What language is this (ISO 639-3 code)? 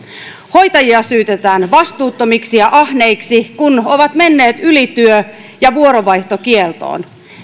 fin